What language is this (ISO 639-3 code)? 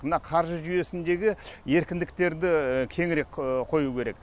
kaz